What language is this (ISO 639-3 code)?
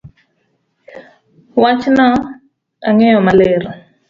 luo